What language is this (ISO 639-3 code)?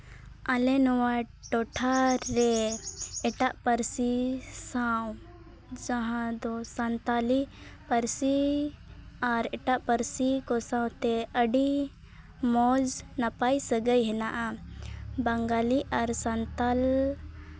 sat